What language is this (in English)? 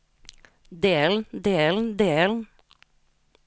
Norwegian